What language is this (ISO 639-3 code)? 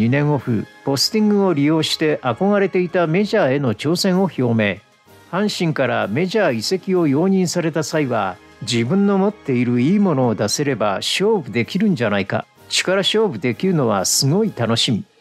jpn